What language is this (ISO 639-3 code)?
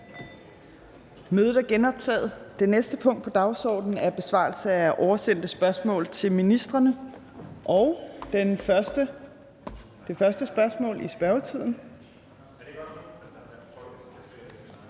dan